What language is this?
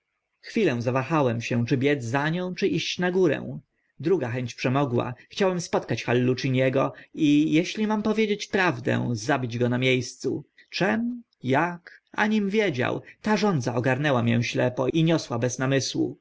Polish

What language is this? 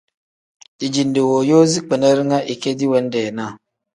Tem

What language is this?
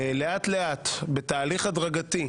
Hebrew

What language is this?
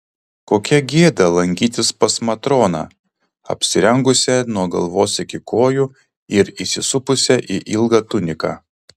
Lithuanian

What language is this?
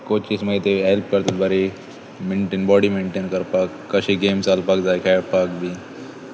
Konkani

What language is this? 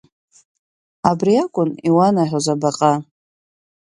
Abkhazian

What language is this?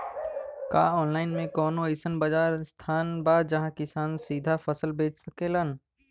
Bhojpuri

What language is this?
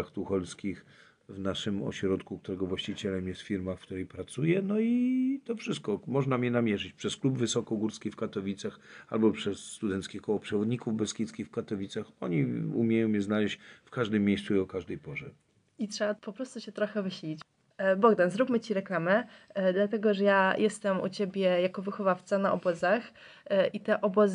Polish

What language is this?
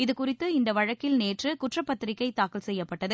Tamil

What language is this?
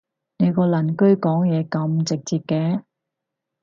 Cantonese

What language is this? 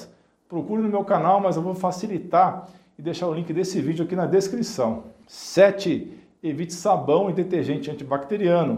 Portuguese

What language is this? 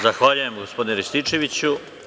Serbian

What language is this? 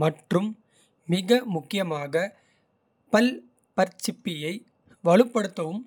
Kota (India)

